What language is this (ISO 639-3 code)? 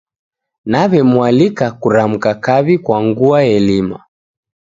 dav